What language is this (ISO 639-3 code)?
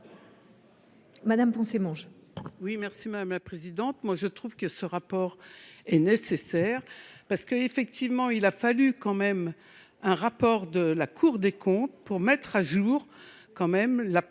fra